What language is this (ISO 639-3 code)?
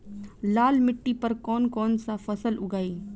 bho